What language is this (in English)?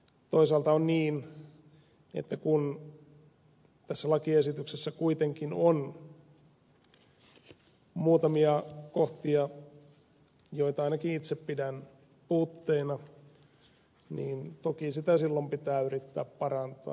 Finnish